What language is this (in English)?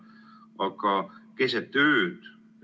Estonian